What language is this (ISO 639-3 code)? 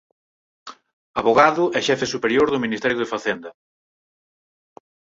glg